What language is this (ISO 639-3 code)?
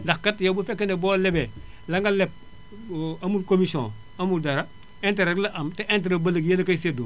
wol